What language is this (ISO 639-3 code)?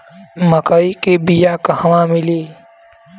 bho